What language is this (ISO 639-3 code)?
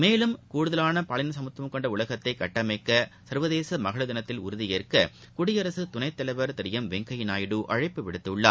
tam